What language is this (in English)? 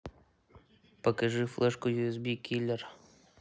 Russian